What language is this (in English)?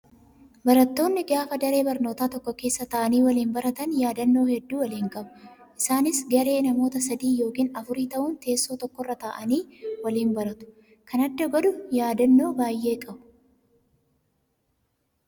Oromo